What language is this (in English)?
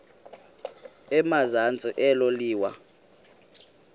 Xhosa